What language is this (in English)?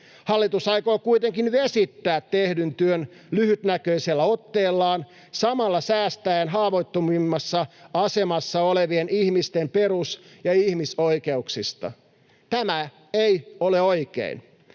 Finnish